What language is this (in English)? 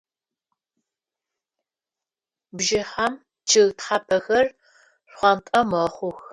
Adyghe